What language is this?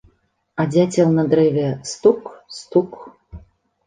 Belarusian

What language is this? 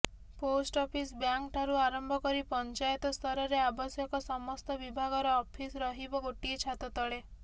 Odia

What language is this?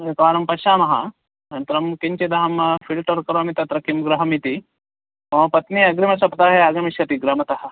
Sanskrit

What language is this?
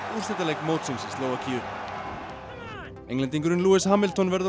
Icelandic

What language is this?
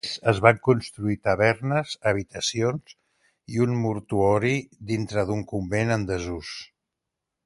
Catalan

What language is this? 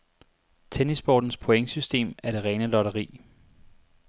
Danish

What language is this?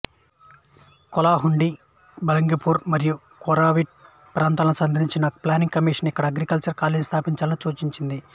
Telugu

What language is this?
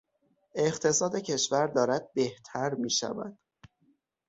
Persian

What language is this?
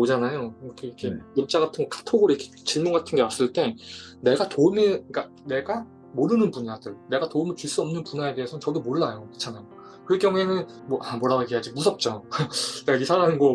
Korean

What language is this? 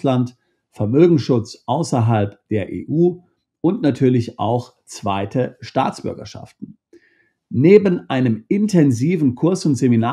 German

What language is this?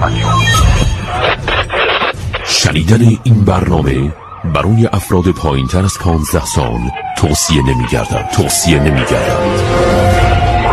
Persian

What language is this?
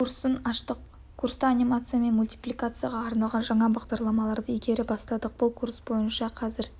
Kazakh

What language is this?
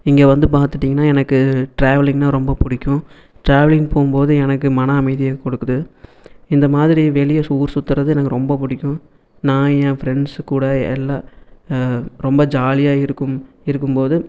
Tamil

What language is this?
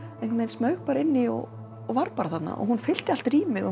Icelandic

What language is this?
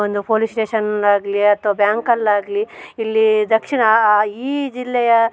Kannada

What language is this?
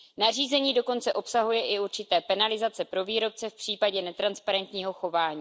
Czech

